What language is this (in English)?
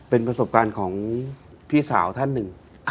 Thai